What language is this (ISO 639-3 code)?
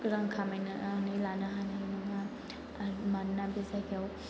brx